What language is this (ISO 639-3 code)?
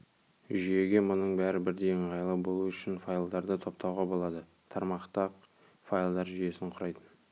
kaz